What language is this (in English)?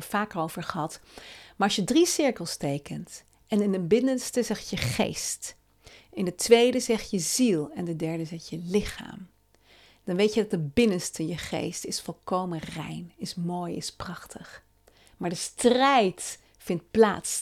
Dutch